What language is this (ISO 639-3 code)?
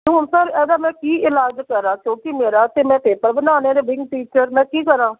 pan